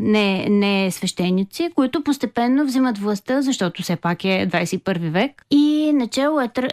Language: Bulgarian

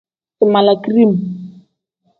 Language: Tem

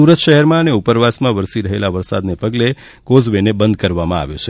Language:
Gujarati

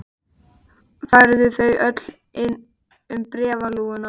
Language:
Icelandic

